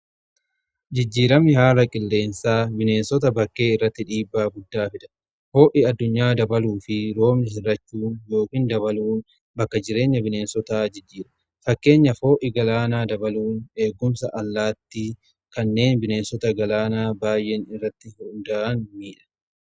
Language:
Oromo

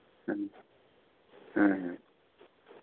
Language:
Santali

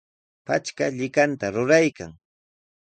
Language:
Sihuas Ancash Quechua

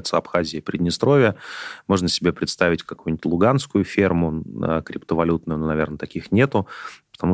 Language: Russian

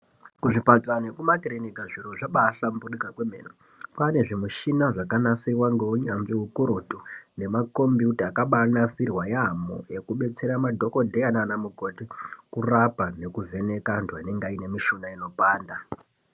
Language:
Ndau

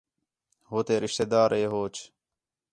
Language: Khetrani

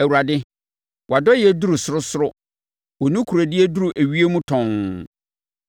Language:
Akan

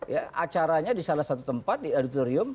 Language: Indonesian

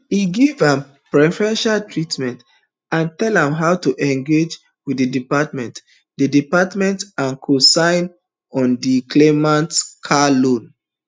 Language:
Nigerian Pidgin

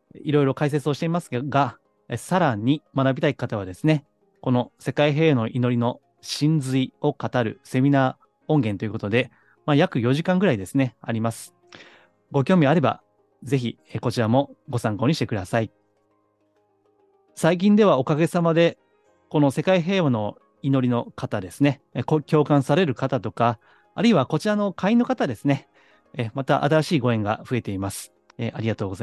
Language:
Japanese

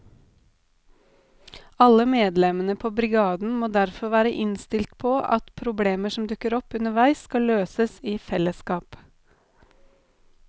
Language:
Norwegian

